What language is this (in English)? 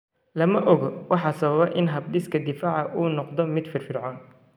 Somali